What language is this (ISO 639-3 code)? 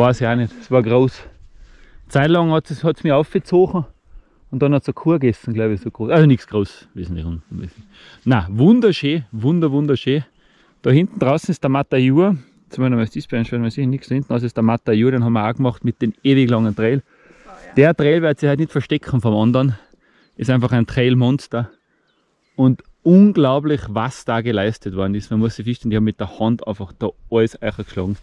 deu